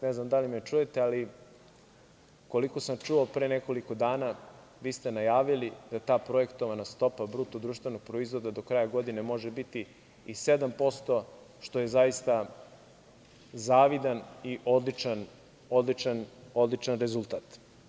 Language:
Serbian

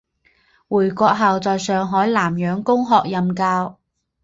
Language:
Chinese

